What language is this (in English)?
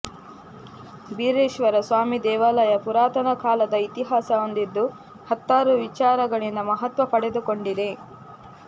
Kannada